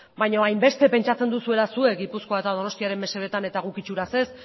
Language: Basque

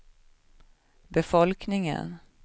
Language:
Swedish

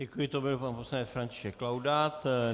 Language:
Czech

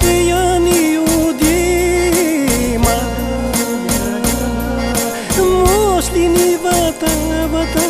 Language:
Romanian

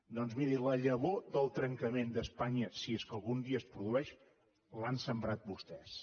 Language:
Catalan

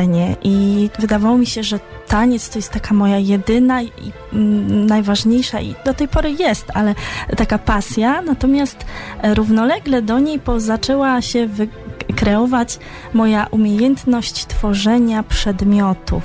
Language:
Polish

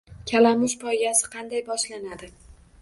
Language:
Uzbek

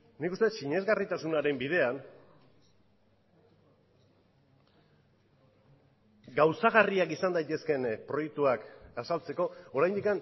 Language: Basque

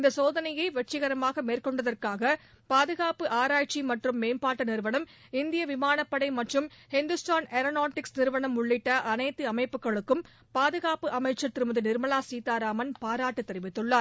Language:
Tamil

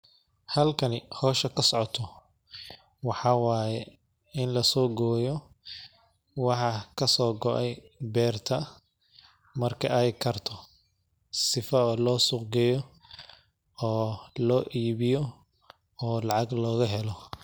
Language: Somali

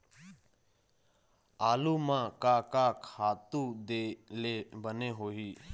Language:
Chhattisgarhi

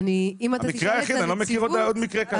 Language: Hebrew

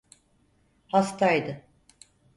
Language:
Turkish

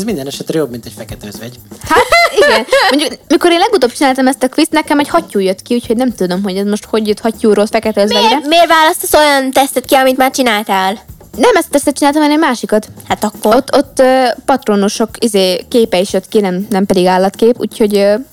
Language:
Hungarian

